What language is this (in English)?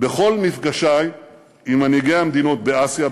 Hebrew